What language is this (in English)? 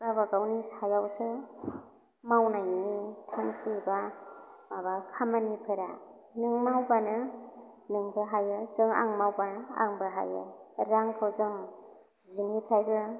Bodo